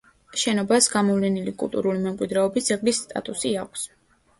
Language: Georgian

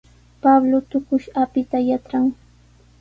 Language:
Sihuas Ancash Quechua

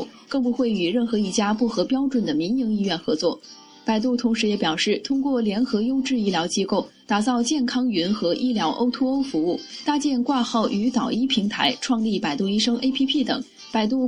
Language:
Chinese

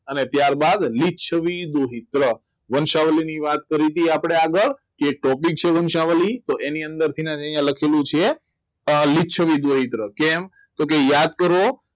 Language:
Gujarati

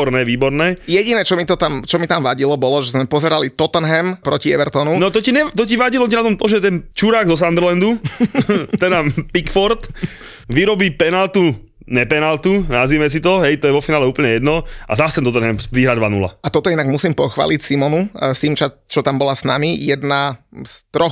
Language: Slovak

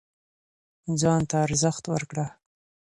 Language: Pashto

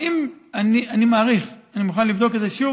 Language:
Hebrew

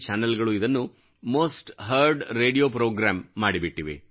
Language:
Kannada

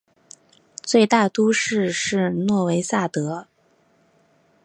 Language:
Chinese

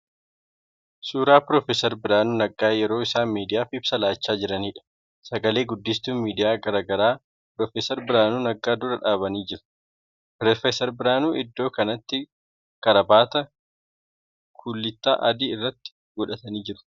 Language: Oromo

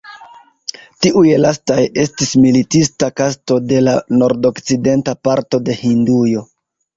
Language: Esperanto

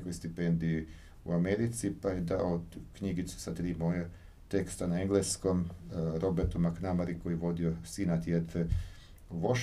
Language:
Croatian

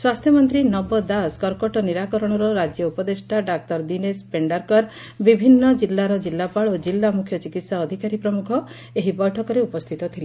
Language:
Odia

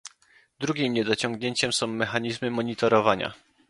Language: Polish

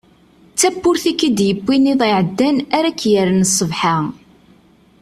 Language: Kabyle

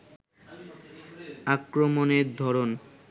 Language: Bangla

